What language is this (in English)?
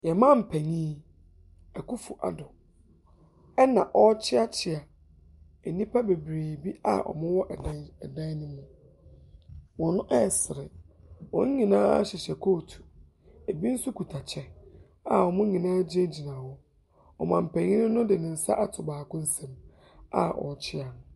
Akan